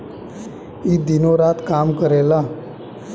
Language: Bhojpuri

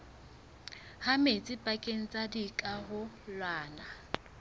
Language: Southern Sotho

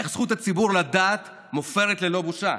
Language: Hebrew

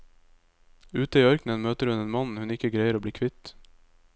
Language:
Norwegian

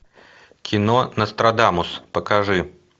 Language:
Russian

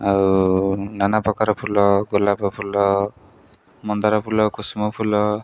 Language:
Odia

